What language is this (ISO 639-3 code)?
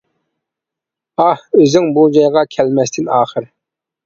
uig